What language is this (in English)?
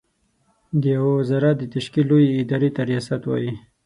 Pashto